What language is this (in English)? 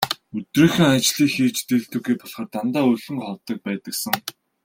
Mongolian